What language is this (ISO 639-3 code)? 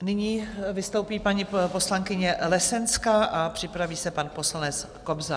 ces